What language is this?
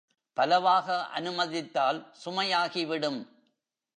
Tamil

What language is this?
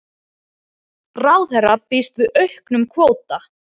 Icelandic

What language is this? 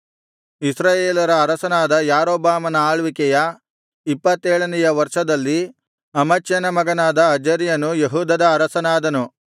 Kannada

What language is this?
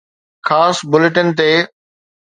Sindhi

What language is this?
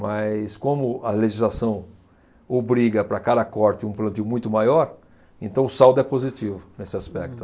Portuguese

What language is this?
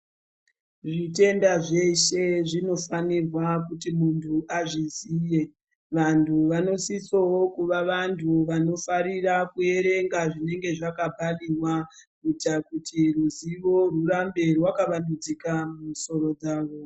Ndau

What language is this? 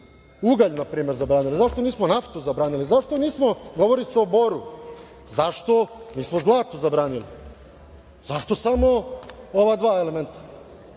Serbian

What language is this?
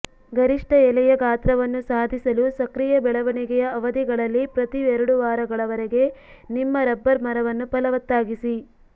Kannada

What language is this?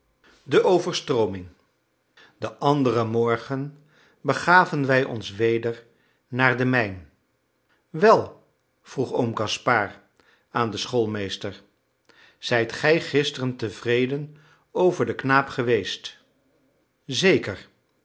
Dutch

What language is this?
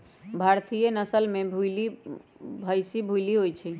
Magahi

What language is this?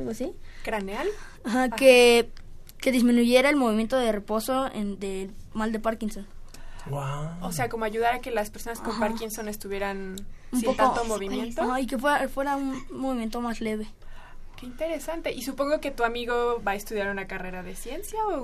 Spanish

